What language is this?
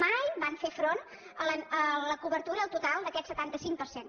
Catalan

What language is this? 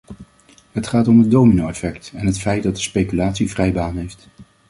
Dutch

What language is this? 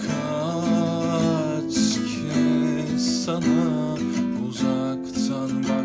Turkish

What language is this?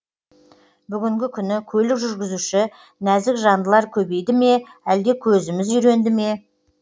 Kazakh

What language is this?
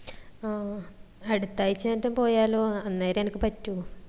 Malayalam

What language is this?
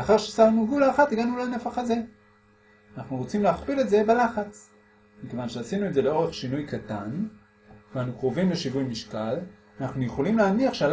Hebrew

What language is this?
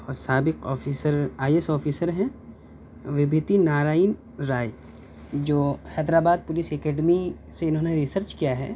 Urdu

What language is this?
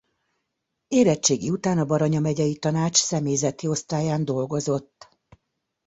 Hungarian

